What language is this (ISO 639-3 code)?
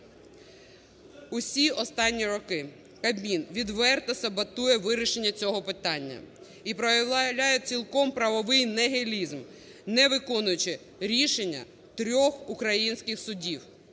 ukr